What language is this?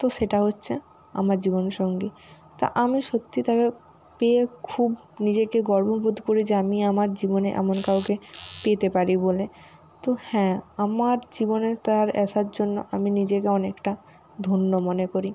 Bangla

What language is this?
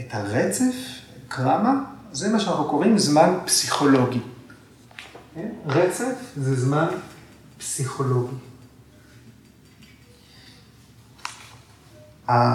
Hebrew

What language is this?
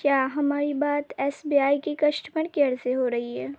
Urdu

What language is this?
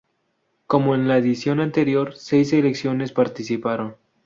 Spanish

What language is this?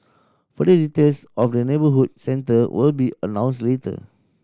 English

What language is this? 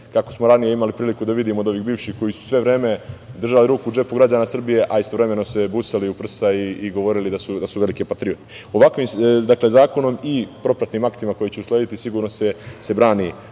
Serbian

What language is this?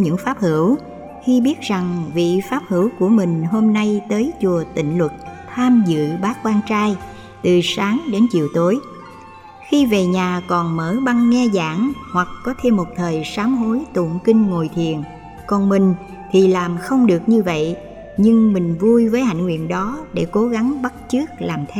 Vietnamese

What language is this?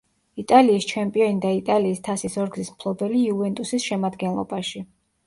Georgian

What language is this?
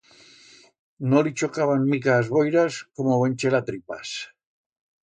Aragonese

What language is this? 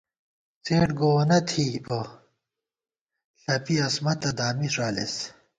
Gawar-Bati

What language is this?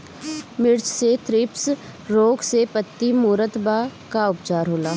Bhojpuri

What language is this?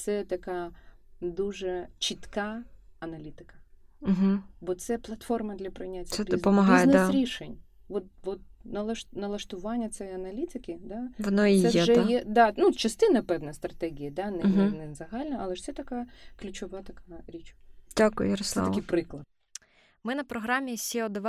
Ukrainian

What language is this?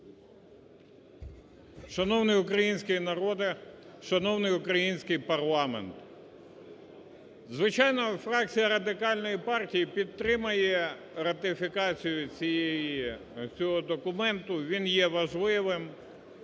Ukrainian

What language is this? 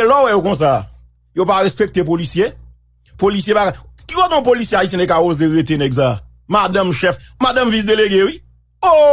French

